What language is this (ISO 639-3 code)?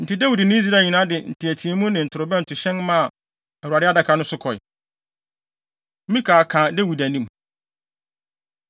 aka